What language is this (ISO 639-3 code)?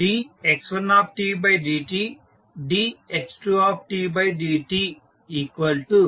tel